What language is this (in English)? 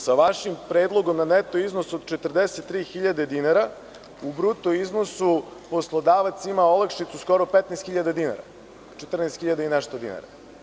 Serbian